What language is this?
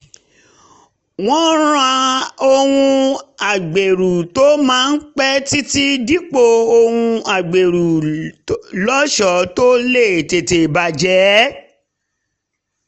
Yoruba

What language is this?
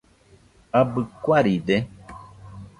Nüpode Huitoto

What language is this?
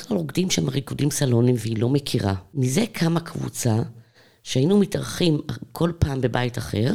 Hebrew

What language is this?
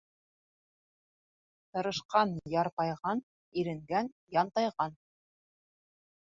Bashkir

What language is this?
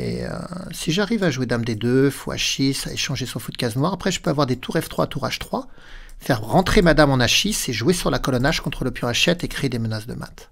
French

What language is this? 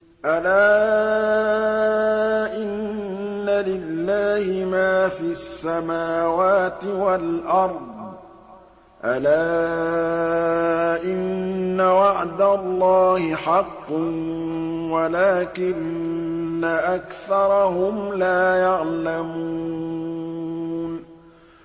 Arabic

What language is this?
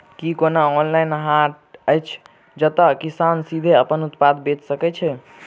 Maithili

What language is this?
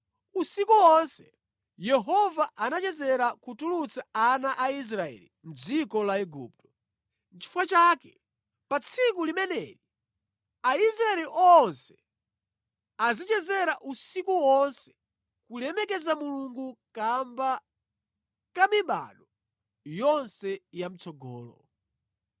Nyanja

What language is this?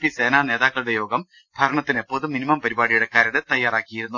Malayalam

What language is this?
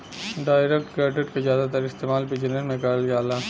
Bhojpuri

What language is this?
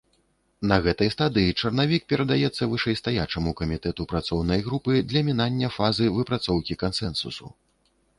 Belarusian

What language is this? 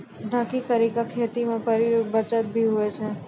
Maithili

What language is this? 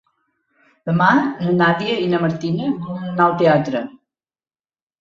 Catalan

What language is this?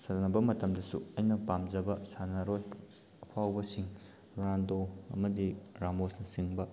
Manipuri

